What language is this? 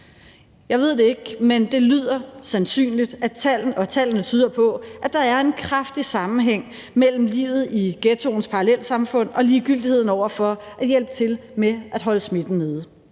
Danish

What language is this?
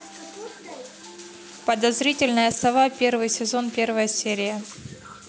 Russian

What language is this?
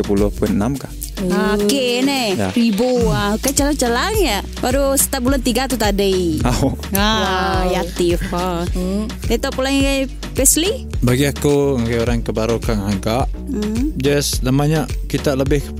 Malay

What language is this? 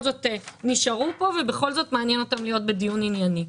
Hebrew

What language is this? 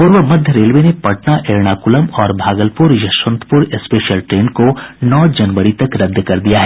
Hindi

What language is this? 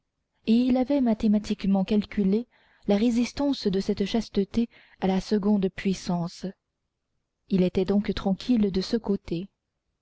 French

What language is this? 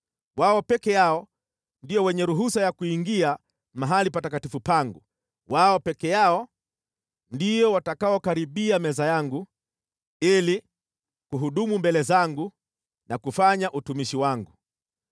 Swahili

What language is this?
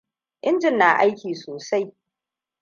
Hausa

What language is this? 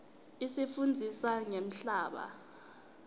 Swati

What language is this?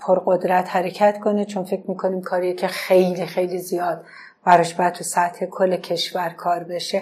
Persian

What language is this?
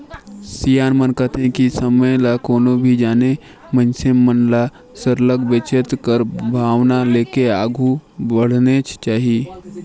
Chhattisgarhi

